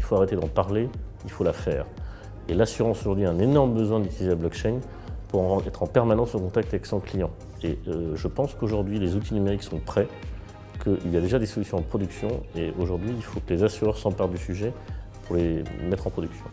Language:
French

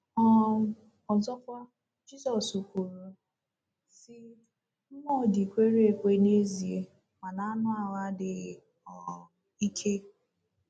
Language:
Igbo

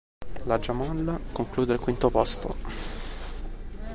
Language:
Italian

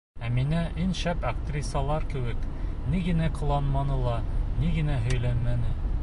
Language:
Bashkir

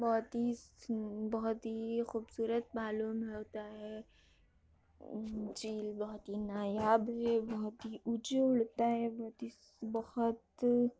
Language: Urdu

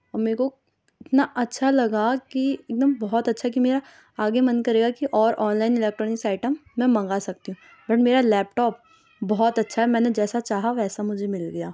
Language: Urdu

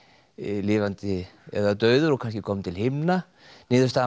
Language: Icelandic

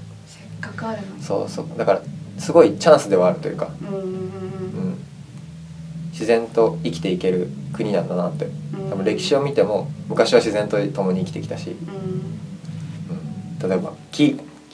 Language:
Japanese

